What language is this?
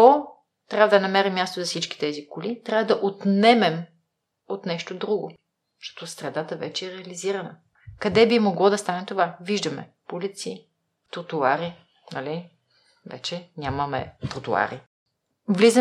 Bulgarian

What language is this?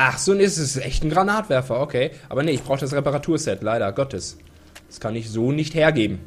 German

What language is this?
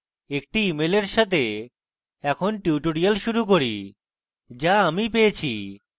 Bangla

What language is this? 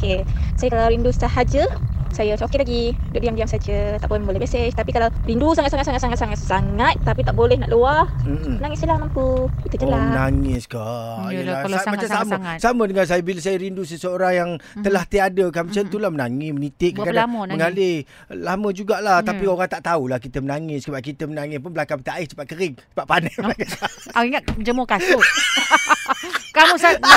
Malay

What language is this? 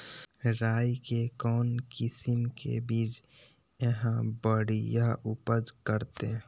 Magahi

